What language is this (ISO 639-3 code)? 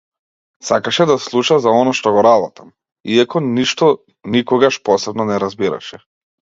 mkd